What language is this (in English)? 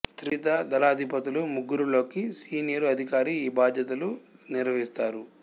Telugu